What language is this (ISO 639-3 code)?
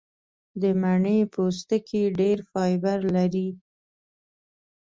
pus